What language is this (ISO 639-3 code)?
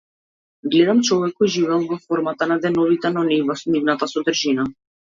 mkd